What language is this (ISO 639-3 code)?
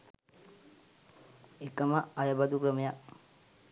sin